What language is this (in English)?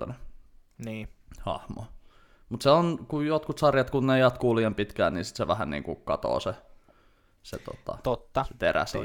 Finnish